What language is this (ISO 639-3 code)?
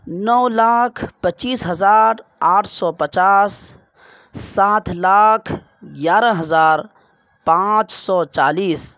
urd